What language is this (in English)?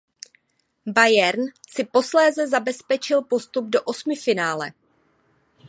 Czech